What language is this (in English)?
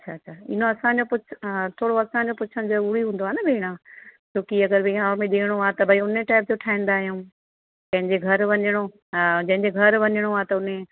Sindhi